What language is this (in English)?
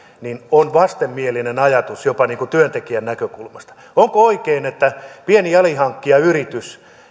Finnish